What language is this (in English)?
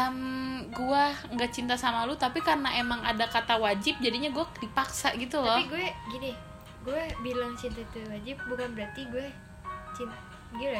Indonesian